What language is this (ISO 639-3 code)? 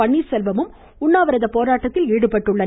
tam